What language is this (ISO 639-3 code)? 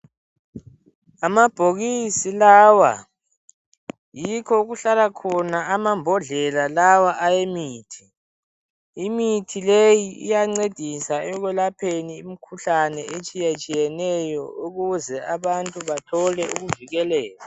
nde